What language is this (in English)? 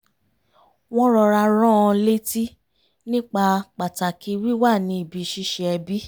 Yoruba